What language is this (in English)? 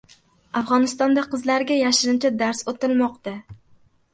Uzbek